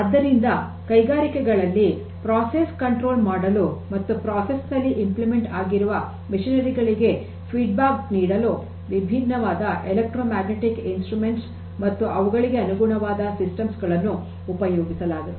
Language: Kannada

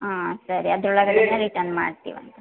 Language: Kannada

